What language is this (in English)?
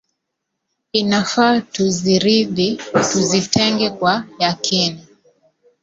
Swahili